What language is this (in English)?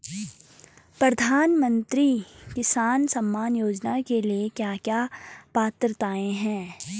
Hindi